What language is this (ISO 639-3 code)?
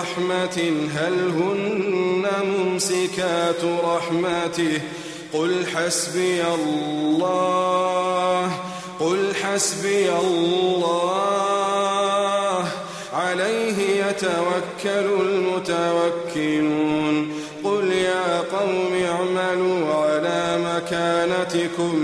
ara